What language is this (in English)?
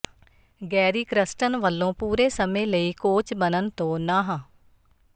Punjabi